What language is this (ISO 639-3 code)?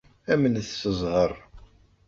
kab